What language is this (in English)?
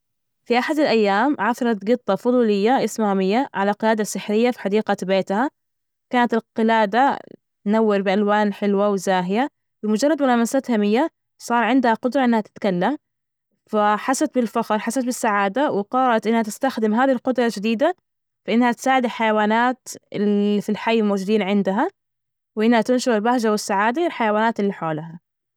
Najdi Arabic